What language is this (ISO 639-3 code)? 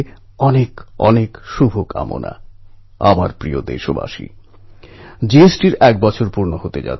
ben